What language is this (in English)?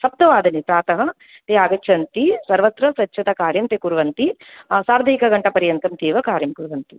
Sanskrit